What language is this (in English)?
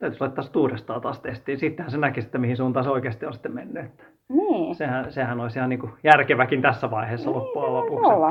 Finnish